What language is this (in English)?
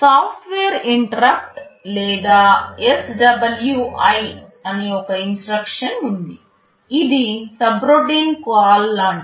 Telugu